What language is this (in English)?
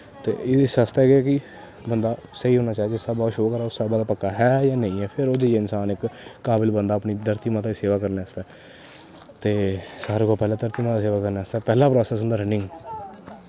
Dogri